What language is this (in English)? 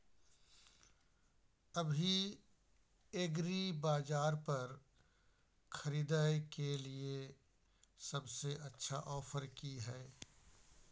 Maithili